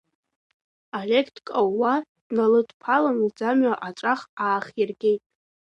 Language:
Abkhazian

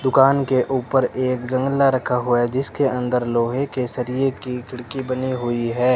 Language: Hindi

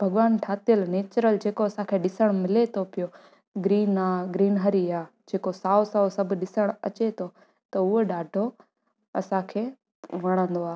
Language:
Sindhi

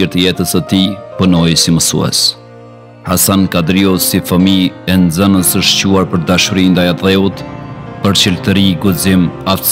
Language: Romanian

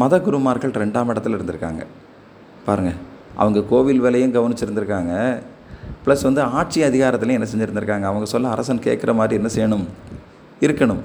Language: Tamil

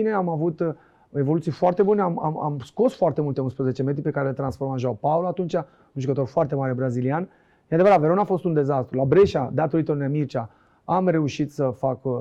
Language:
Romanian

